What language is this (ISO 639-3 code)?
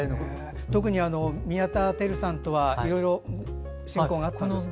jpn